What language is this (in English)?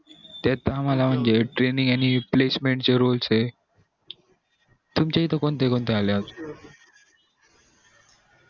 Marathi